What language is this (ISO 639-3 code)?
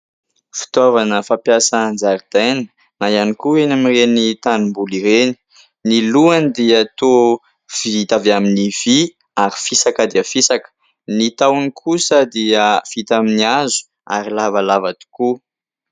mlg